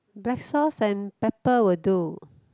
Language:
English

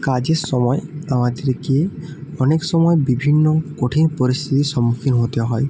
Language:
Bangla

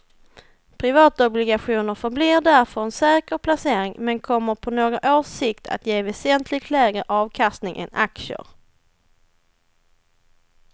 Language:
Swedish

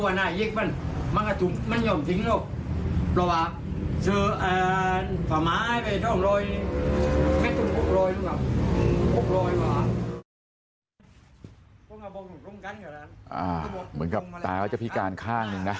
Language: Thai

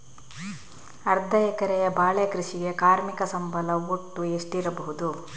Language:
Kannada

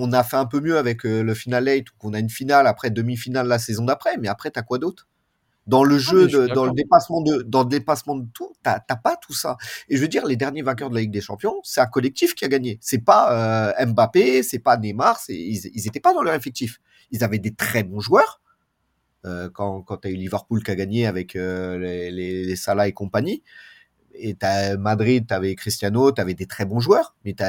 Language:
French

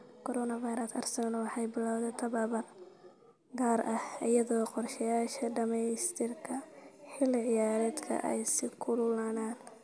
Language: Somali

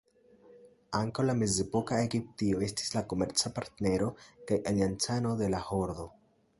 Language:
Esperanto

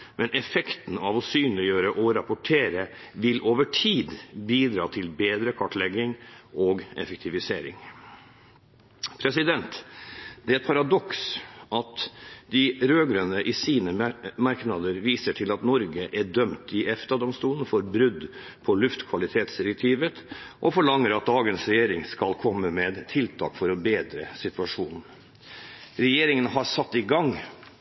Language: Norwegian Bokmål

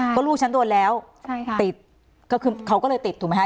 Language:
Thai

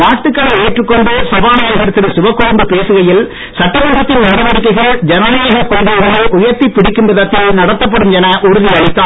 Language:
Tamil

